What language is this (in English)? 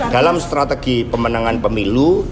Indonesian